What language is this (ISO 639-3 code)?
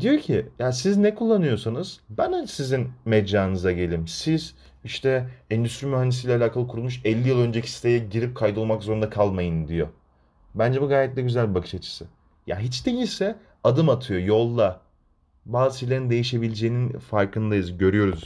tur